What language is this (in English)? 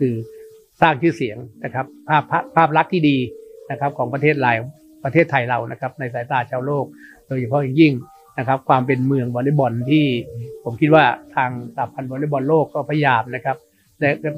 Thai